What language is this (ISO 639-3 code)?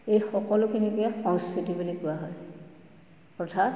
asm